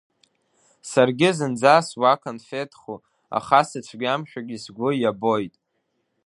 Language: Abkhazian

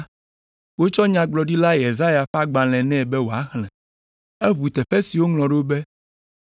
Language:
Ewe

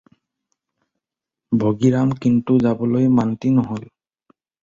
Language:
Assamese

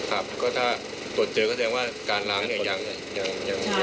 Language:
Thai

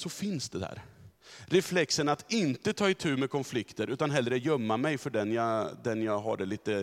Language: Swedish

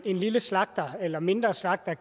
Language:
Danish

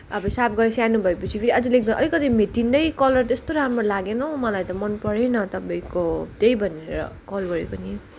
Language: Nepali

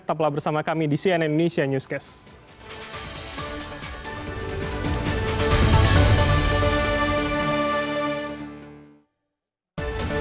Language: Indonesian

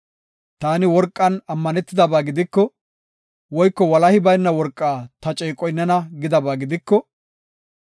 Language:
Gofa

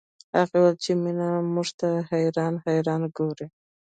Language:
Pashto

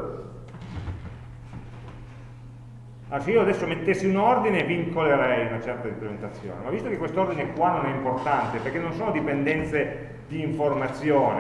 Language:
Italian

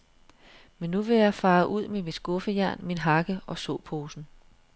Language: Danish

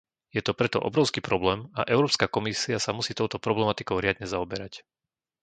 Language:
Slovak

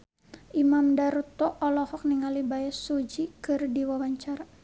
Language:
Sundanese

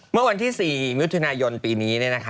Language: Thai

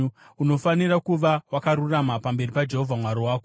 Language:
Shona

